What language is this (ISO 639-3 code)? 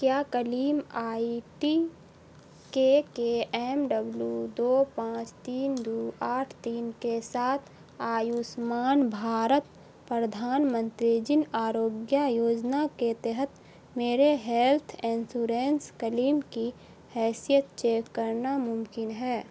urd